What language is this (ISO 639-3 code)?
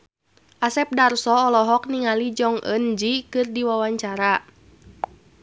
sun